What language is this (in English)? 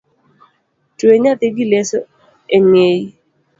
Luo (Kenya and Tanzania)